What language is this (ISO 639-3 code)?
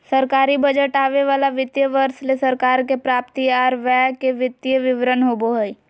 mag